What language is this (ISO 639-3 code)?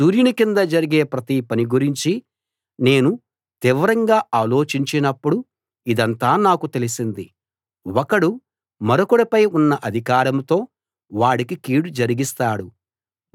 tel